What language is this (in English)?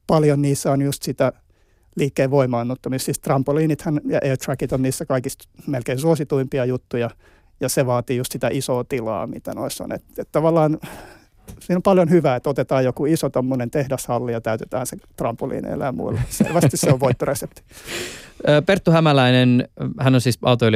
Finnish